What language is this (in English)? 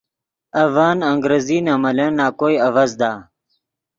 Yidgha